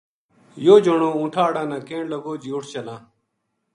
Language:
Gujari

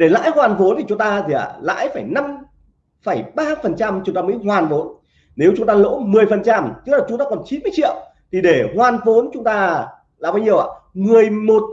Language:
Vietnamese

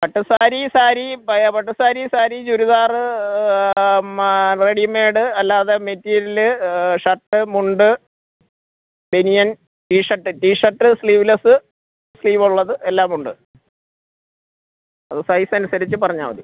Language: Malayalam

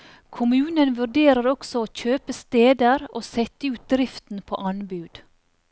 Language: Norwegian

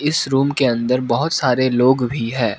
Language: Hindi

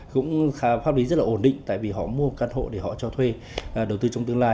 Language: Vietnamese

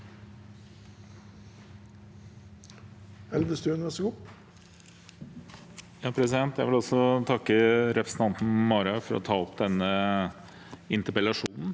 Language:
Norwegian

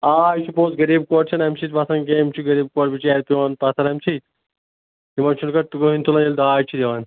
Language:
Kashmiri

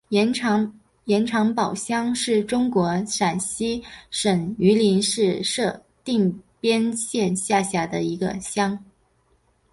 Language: Chinese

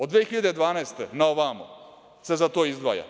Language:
Serbian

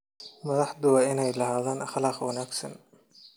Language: Somali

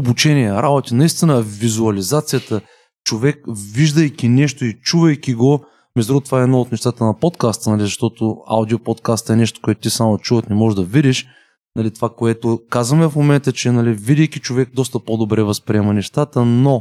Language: Bulgarian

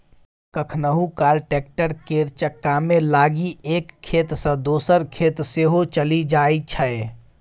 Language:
Maithili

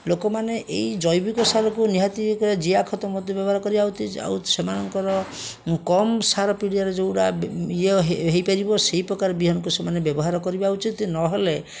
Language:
Odia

